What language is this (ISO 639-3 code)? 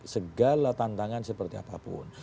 ind